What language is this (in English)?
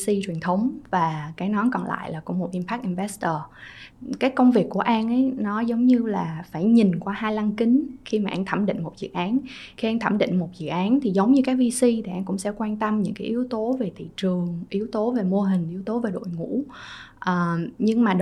Vietnamese